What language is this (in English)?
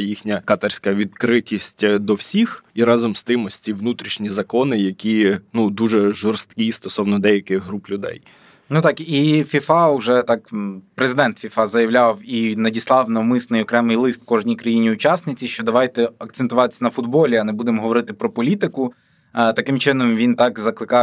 Ukrainian